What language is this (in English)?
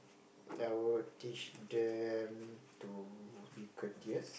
English